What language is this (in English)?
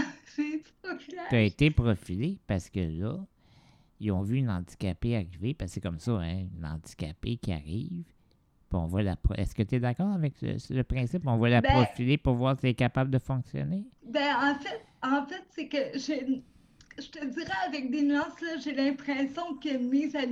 French